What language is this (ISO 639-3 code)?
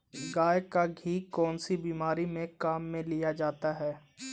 hin